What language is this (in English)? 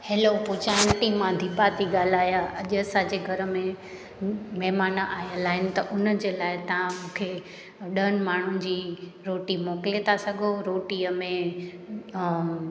Sindhi